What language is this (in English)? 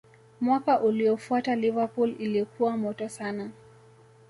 Swahili